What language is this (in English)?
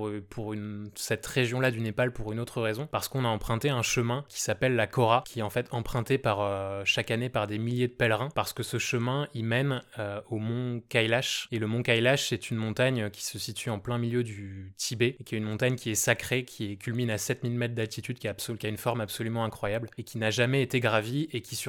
French